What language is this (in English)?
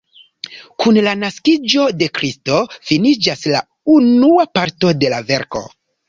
Esperanto